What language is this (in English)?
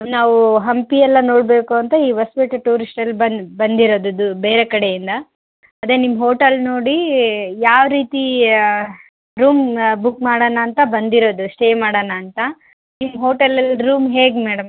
Kannada